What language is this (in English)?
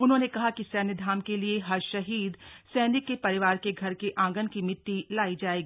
Hindi